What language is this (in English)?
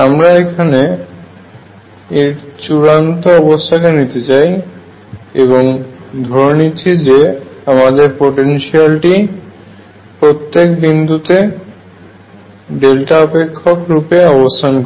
Bangla